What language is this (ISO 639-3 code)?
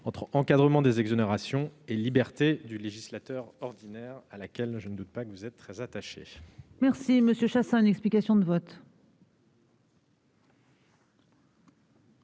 fra